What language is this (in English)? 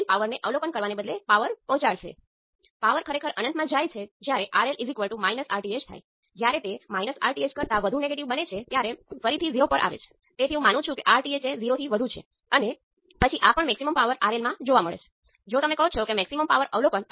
Gujarati